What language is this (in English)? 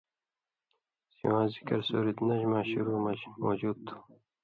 Indus Kohistani